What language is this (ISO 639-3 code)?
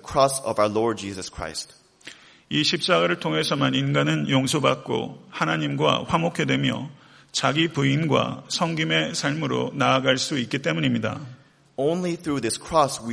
kor